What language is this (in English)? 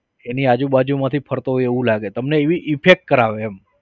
Gujarati